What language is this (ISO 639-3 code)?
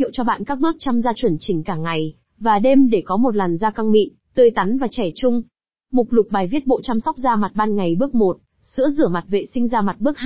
vie